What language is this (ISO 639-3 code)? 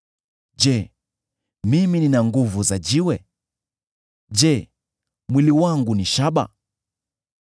swa